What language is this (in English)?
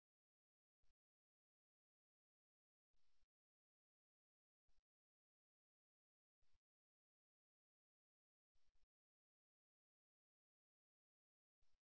Tamil